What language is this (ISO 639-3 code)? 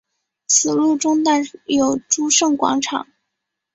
zho